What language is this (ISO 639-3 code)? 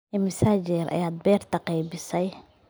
som